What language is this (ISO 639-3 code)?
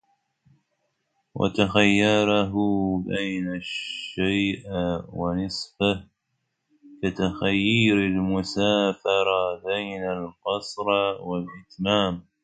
ara